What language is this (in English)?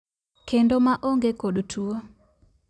Luo (Kenya and Tanzania)